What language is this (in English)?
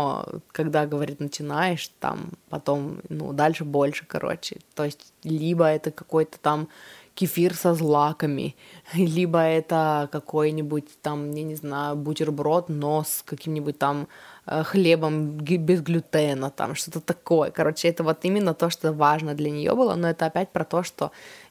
Russian